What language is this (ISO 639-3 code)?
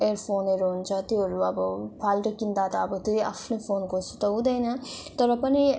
nep